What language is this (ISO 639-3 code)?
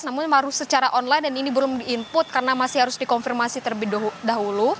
ind